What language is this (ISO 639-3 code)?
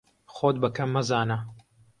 ckb